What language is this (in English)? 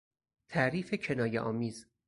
Persian